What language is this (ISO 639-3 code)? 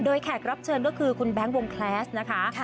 tha